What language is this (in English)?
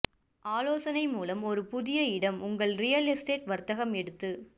Tamil